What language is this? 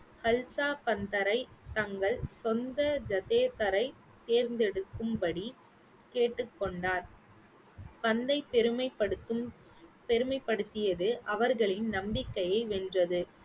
Tamil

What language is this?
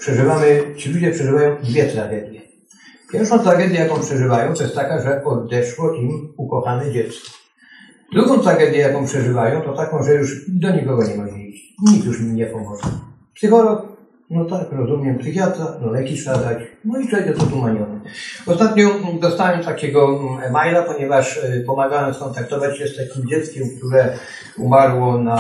Polish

